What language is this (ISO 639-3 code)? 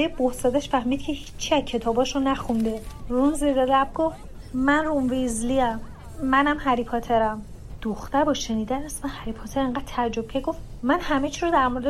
fas